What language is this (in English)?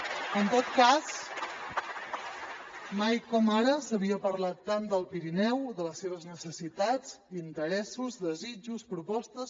Catalan